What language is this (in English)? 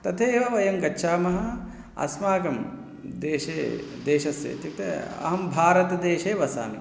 Sanskrit